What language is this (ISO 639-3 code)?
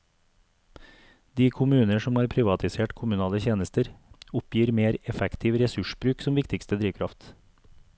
nor